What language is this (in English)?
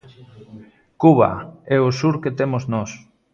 Galician